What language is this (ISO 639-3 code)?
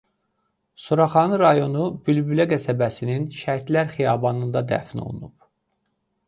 aze